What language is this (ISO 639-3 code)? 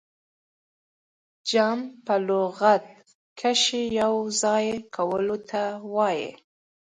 pus